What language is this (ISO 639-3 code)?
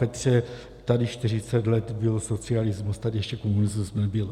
ces